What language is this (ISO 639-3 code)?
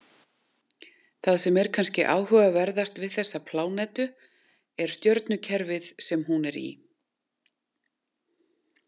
isl